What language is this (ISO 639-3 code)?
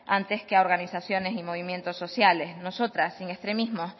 spa